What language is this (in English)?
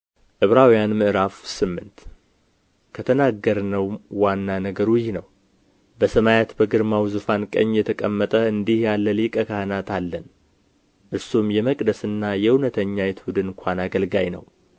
Amharic